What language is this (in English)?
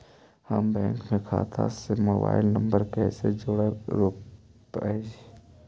Magahi